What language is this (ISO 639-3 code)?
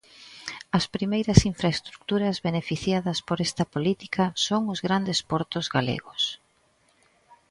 glg